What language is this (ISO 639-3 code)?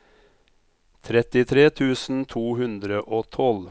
nor